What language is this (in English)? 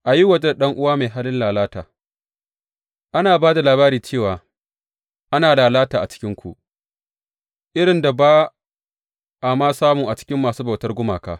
Hausa